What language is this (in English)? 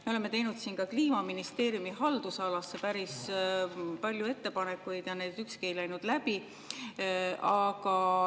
Estonian